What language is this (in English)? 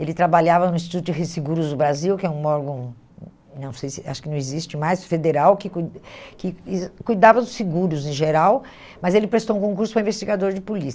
Portuguese